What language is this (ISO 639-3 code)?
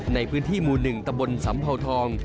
tha